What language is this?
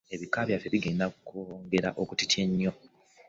Ganda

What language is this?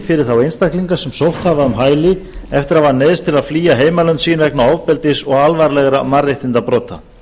Icelandic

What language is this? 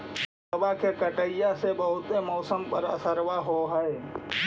Magahi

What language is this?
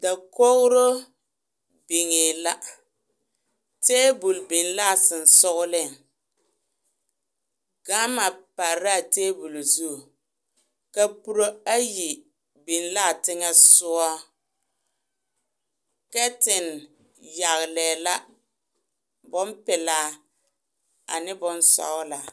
Southern Dagaare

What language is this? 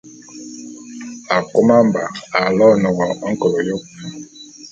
Bulu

